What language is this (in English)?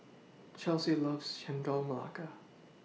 English